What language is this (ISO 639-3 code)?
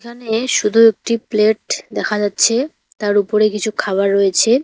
ben